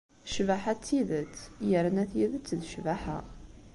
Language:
Kabyle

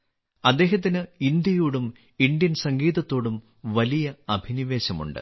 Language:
Malayalam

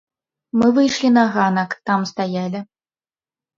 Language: Belarusian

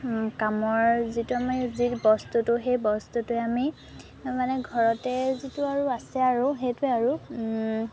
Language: Assamese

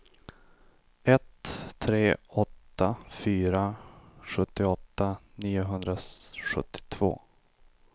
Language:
Swedish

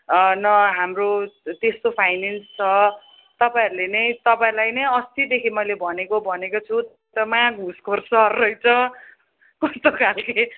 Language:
Nepali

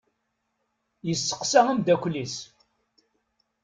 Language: Kabyle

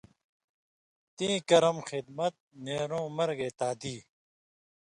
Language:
Indus Kohistani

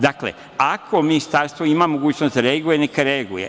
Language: Serbian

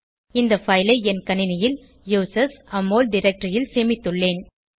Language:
Tamil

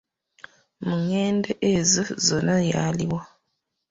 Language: Ganda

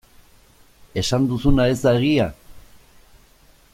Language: Basque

